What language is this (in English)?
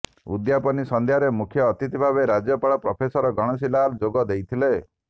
Odia